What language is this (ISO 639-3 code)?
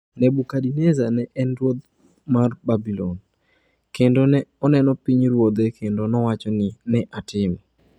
luo